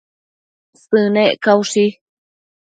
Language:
Matsés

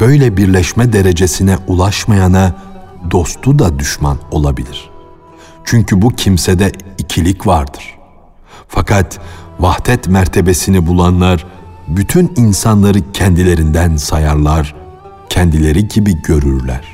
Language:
Turkish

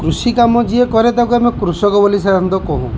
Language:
Odia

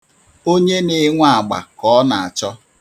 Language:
Igbo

